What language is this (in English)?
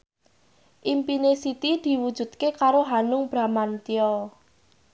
Javanese